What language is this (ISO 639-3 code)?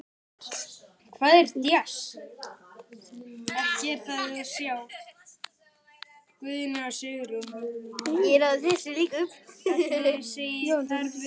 isl